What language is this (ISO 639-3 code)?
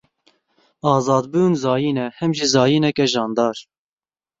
kur